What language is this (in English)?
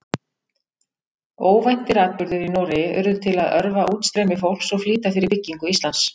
Icelandic